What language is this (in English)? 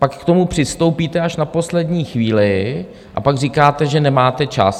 Czech